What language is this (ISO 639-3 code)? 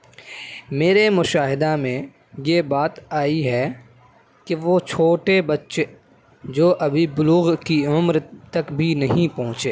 urd